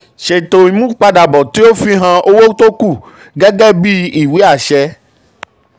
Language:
Yoruba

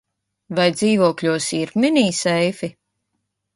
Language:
Latvian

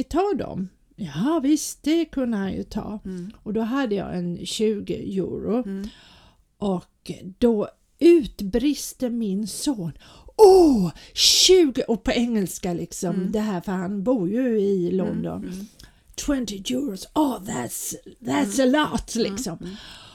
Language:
Swedish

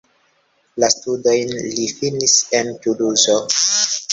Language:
Esperanto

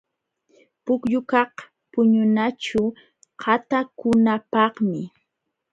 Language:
Jauja Wanca Quechua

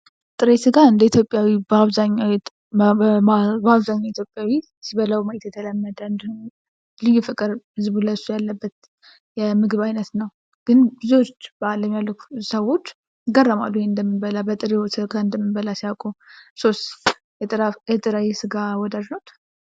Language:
Amharic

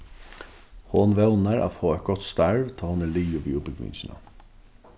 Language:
Faroese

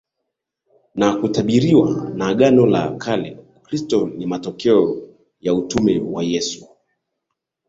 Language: Swahili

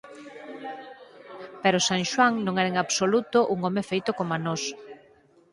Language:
Galician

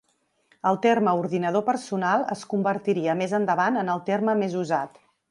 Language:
Catalan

